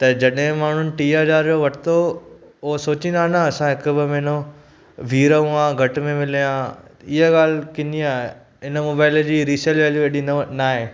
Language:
Sindhi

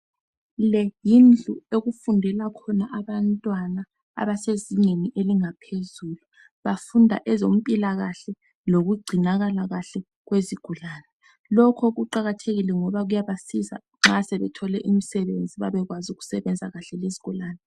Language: North Ndebele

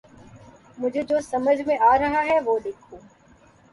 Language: Urdu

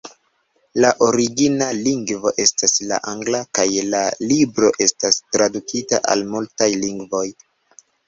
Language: Esperanto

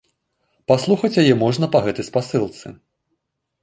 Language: Belarusian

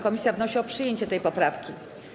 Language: Polish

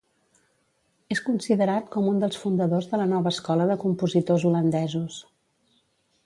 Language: Catalan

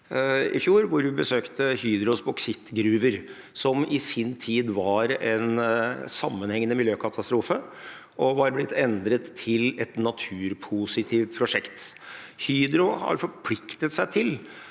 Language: Norwegian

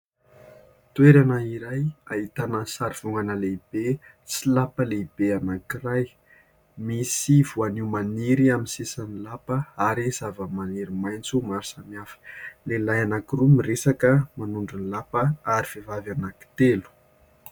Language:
Malagasy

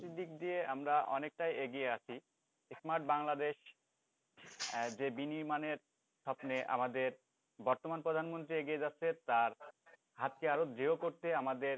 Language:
Bangla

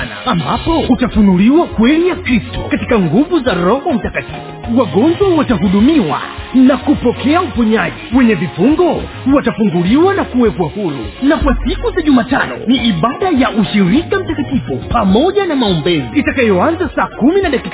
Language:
Swahili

